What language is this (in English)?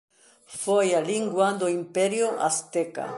Galician